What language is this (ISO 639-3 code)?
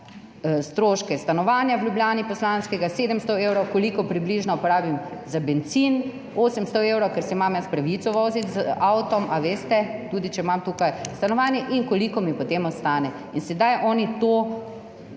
slv